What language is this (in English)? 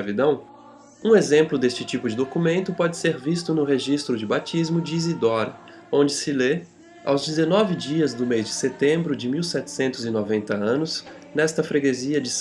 Portuguese